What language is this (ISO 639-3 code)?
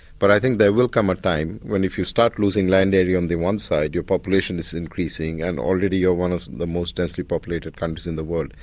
eng